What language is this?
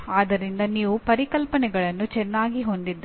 Kannada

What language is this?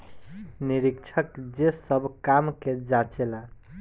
Bhojpuri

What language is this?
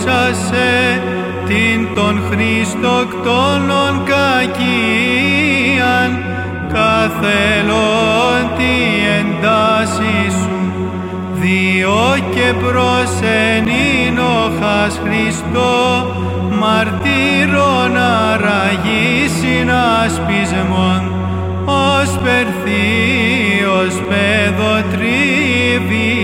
Greek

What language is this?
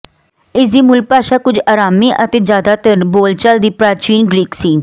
Punjabi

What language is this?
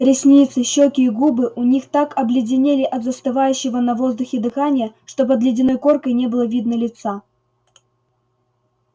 Russian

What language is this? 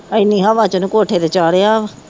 Punjabi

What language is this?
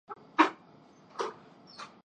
Urdu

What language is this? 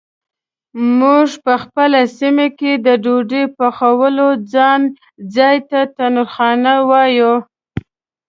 Pashto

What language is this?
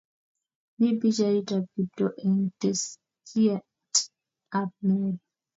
Kalenjin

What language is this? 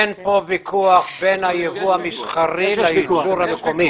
Hebrew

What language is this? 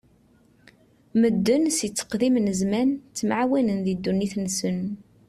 Kabyle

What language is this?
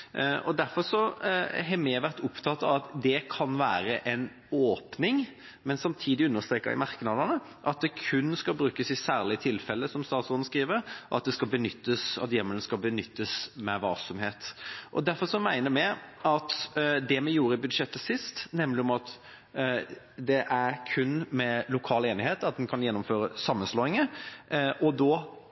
Norwegian Bokmål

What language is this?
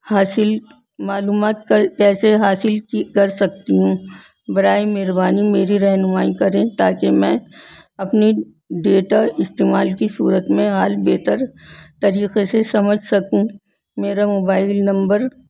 Urdu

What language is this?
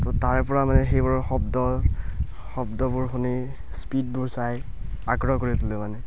Assamese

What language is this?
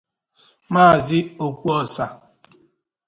Igbo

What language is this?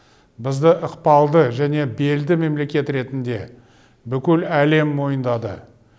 Kazakh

